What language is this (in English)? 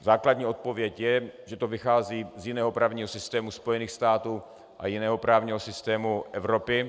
Czech